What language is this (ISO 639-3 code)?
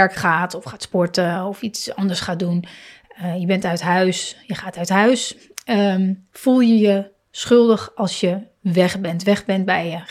nld